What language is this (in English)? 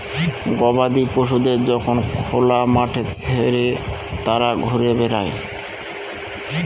Bangla